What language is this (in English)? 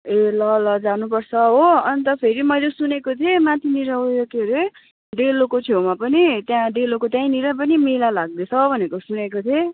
Nepali